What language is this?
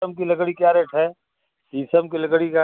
Hindi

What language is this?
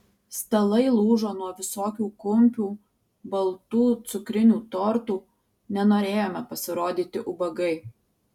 Lithuanian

